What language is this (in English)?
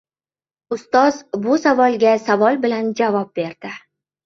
Uzbek